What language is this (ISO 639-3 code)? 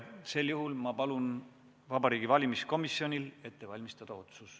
est